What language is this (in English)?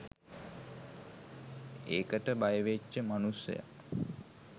Sinhala